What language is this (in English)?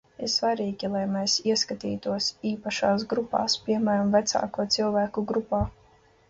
Latvian